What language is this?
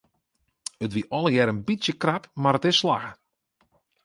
Western Frisian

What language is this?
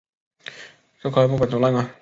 Chinese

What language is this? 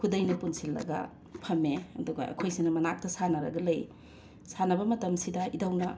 Manipuri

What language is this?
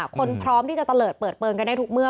Thai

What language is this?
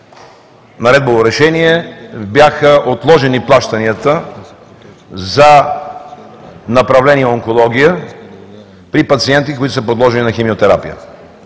Bulgarian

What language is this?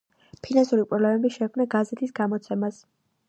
Georgian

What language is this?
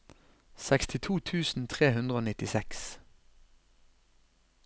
Norwegian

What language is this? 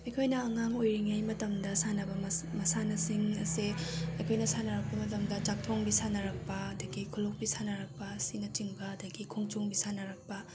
Manipuri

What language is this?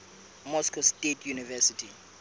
Southern Sotho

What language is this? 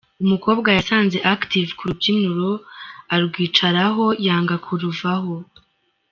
Kinyarwanda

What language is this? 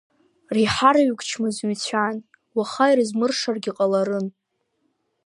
Abkhazian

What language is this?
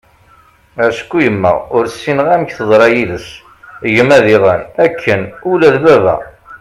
Kabyle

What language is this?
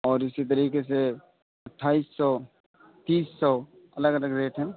Urdu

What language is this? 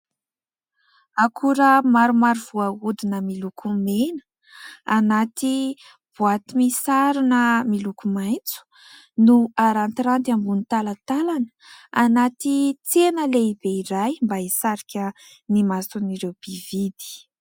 Malagasy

